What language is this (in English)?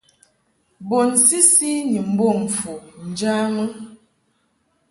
Mungaka